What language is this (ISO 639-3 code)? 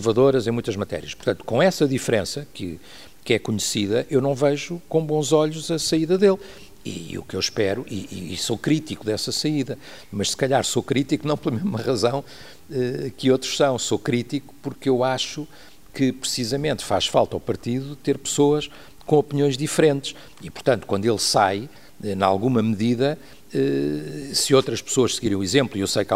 por